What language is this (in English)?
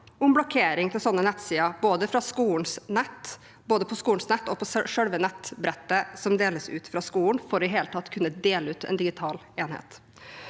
Norwegian